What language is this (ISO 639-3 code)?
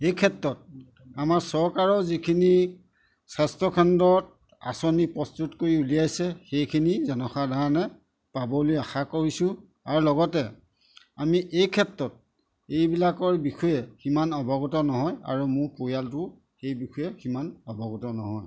asm